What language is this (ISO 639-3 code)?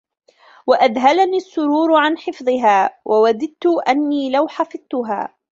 ara